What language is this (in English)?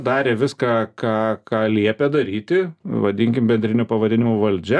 Lithuanian